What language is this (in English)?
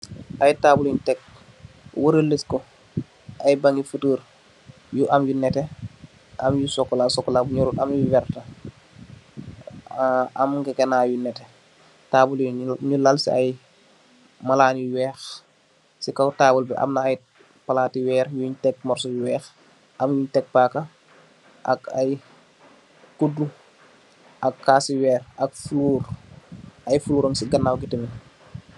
Wolof